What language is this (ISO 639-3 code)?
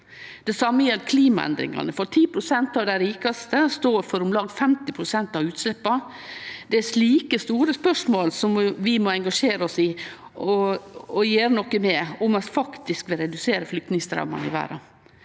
nor